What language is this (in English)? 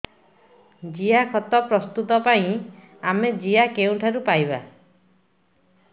Odia